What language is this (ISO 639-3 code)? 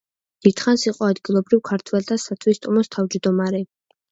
kat